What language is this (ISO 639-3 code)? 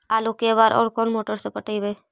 mag